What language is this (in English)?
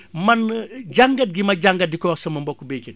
Wolof